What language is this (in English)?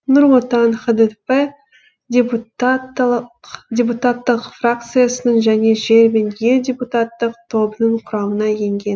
Kazakh